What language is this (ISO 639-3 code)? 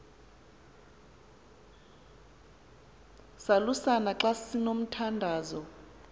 xho